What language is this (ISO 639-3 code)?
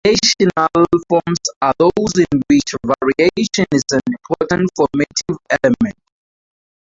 eng